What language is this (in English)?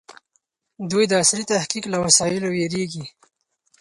Pashto